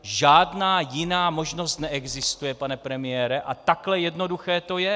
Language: Czech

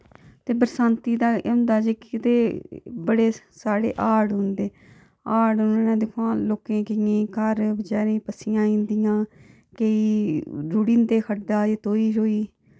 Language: Dogri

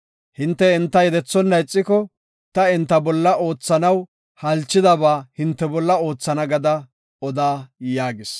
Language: Gofa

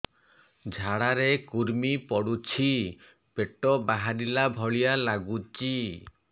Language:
Odia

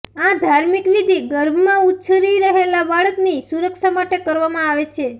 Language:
Gujarati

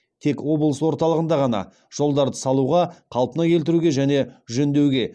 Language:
Kazakh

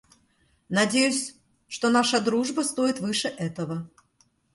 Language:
Russian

